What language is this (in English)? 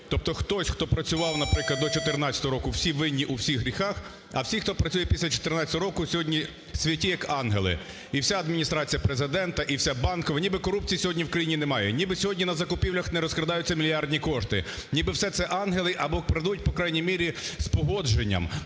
Ukrainian